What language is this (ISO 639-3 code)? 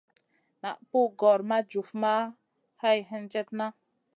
mcn